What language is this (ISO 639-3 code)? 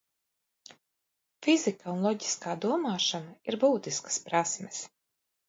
lav